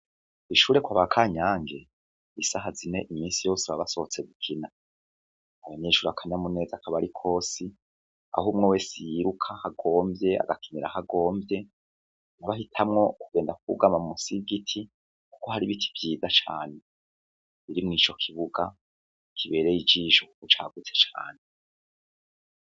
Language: Rundi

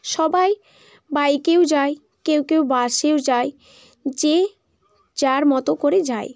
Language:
Bangla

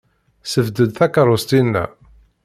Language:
Kabyle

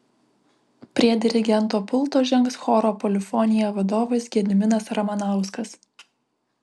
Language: Lithuanian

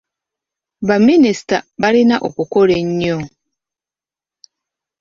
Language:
Ganda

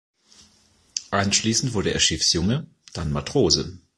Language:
German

